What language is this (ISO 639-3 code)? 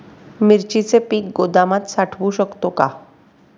mar